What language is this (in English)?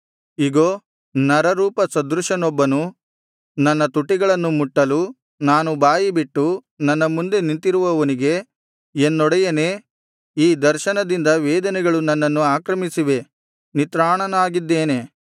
Kannada